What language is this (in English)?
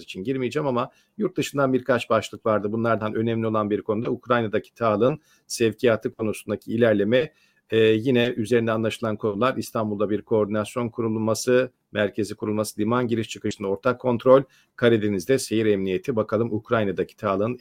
Turkish